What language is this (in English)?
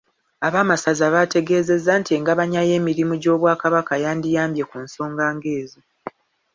Ganda